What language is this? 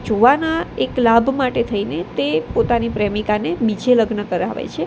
Gujarati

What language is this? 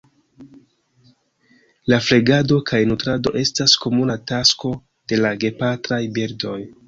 Esperanto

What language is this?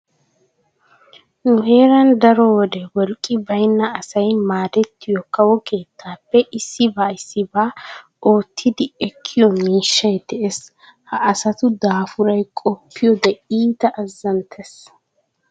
Wolaytta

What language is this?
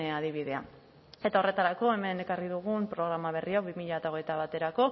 Basque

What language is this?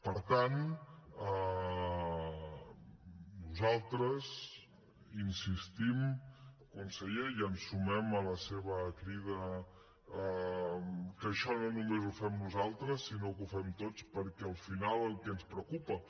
Catalan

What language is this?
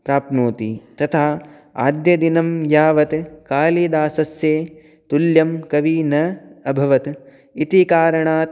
Sanskrit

